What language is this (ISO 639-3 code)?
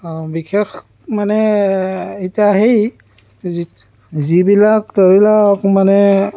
asm